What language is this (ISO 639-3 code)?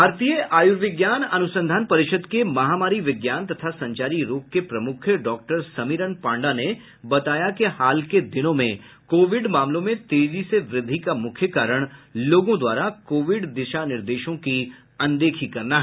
hin